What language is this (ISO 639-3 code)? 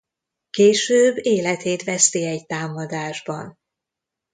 hun